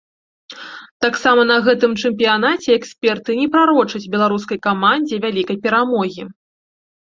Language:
Belarusian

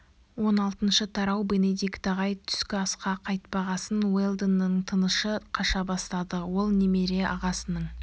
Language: Kazakh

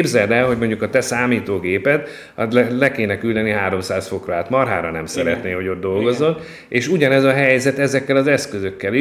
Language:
Hungarian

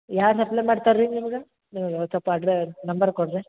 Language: Kannada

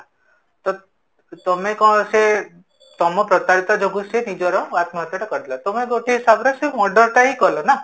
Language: Odia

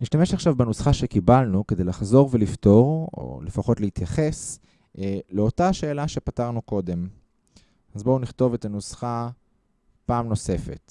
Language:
Hebrew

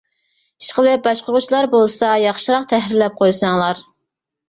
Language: Uyghur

